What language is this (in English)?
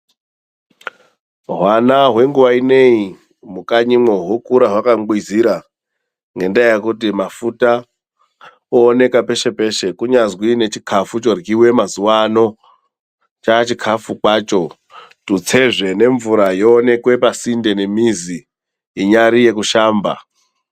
Ndau